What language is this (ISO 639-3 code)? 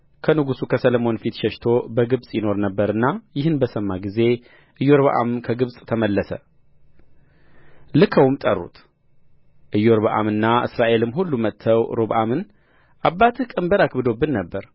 amh